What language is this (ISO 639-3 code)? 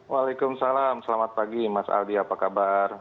ind